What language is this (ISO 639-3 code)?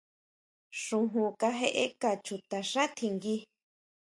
mau